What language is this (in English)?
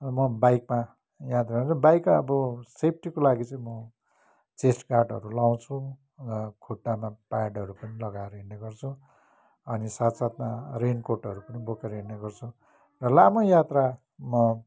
Nepali